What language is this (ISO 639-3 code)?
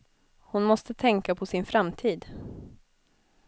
swe